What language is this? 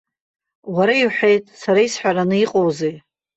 Abkhazian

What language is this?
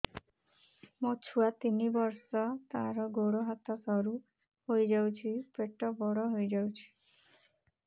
Odia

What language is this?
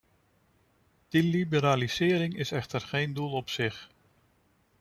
Dutch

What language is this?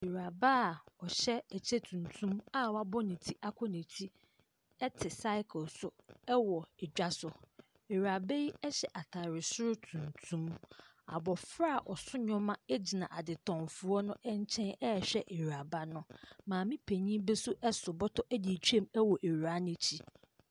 Akan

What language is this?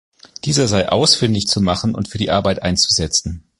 German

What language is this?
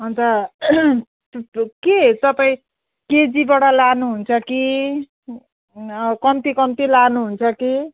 Nepali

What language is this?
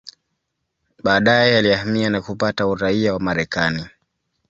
Swahili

